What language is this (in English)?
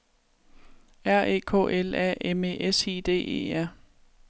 Danish